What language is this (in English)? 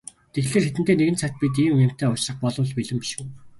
Mongolian